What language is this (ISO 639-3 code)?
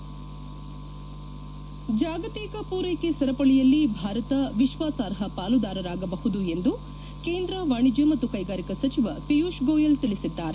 kan